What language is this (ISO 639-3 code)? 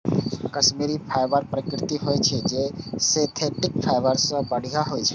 mai